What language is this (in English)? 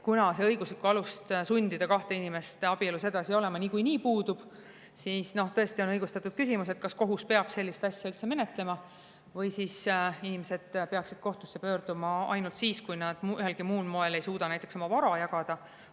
Estonian